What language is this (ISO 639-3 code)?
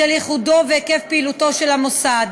heb